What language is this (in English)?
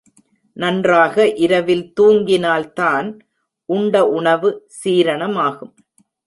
Tamil